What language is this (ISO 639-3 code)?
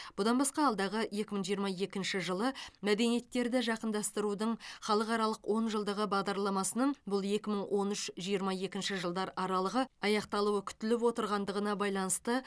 kaz